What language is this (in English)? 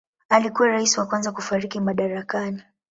Swahili